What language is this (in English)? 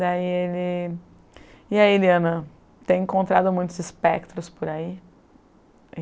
Portuguese